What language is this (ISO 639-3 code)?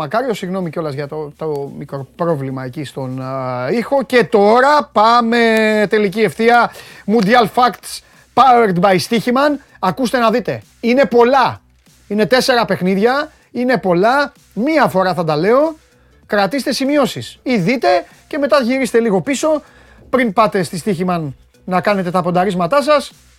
ell